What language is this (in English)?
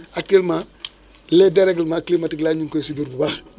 Wolof